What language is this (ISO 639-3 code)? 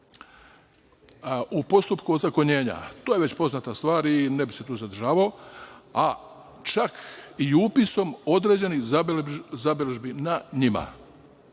srp